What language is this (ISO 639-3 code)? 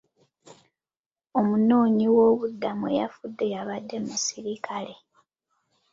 lug